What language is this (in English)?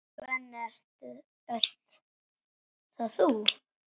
Icelandic